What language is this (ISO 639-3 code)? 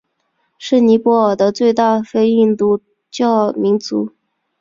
zho